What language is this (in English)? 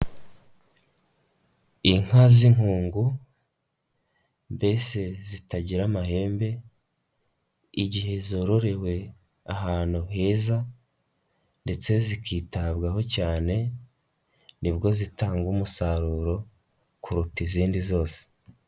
Kinyarwanda